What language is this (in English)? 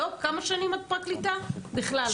Hebrew